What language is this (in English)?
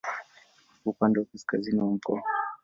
Swahili